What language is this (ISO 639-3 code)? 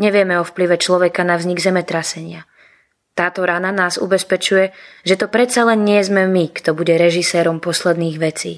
slk